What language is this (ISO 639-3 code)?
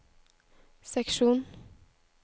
nor